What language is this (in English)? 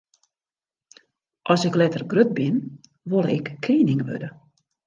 Western Frisian